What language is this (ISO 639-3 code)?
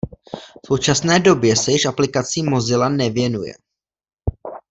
ces